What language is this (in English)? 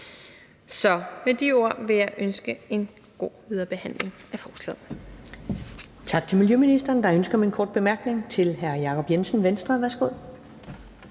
Danish